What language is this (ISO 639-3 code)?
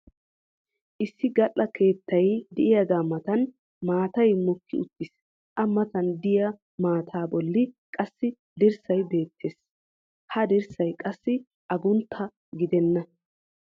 wal